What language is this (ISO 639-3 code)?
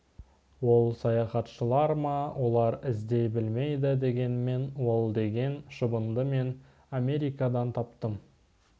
kaz